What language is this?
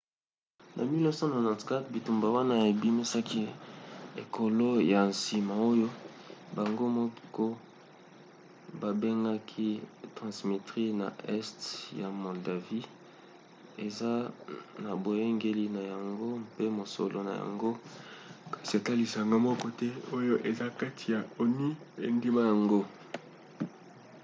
Lingala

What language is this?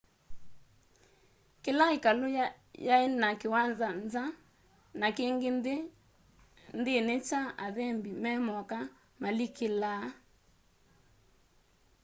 Kamba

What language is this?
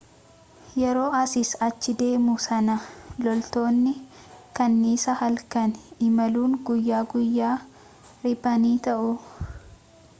Oromo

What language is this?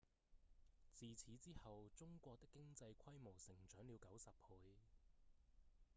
Cantonese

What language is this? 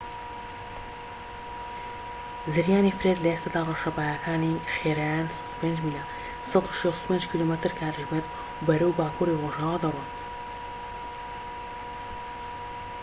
Central Kurdish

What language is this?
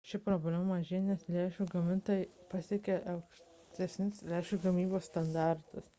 Lithuanian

